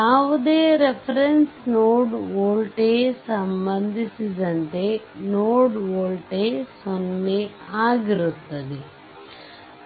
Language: Kannada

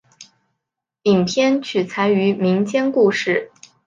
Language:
Chinese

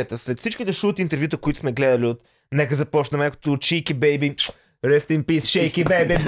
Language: Bulgarian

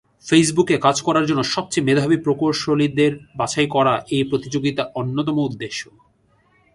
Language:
Bangla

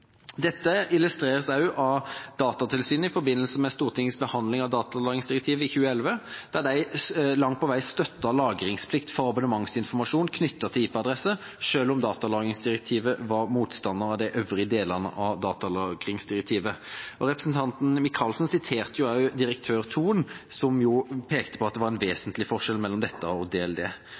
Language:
Norwegian Bokmål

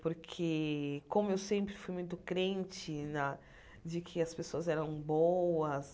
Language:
Portuguese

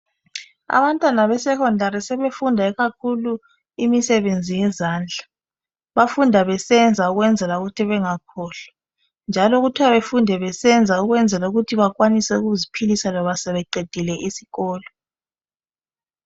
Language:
North Ndebele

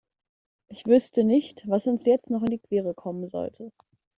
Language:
German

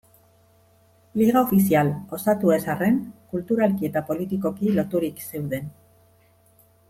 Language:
Basque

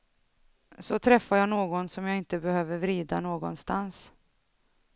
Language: Swedish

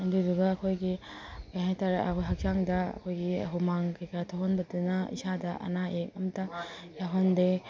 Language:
Manipuri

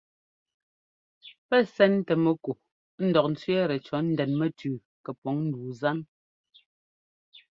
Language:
Ngomba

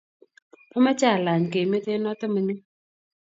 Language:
Kalenjin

